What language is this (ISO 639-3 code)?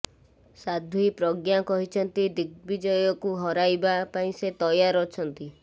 ori